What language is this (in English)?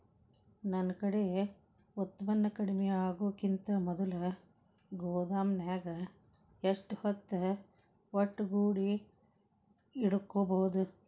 Kannada